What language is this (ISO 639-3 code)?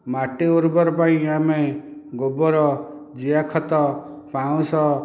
ori